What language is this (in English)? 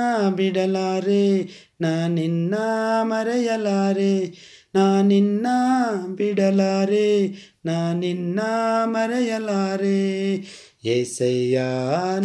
Kannada